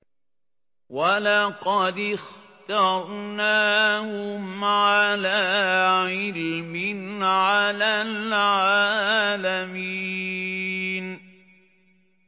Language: Arabic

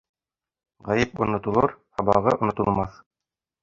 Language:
Bashkir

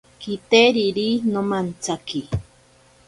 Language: Ashéninka Perené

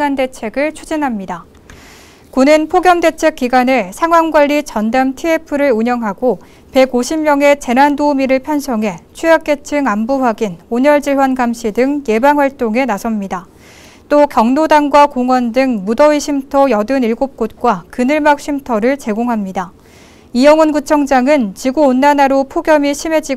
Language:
Korean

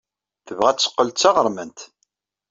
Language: Kabyle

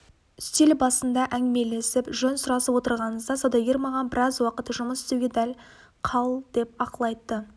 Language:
Kazakh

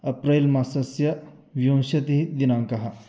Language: Sanskrit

